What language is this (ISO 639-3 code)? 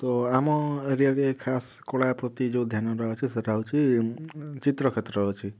ori